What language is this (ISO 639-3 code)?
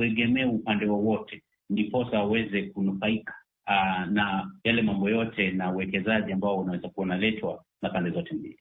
swa